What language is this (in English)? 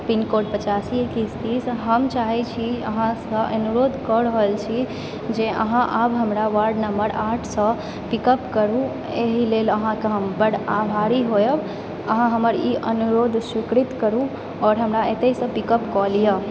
Maithili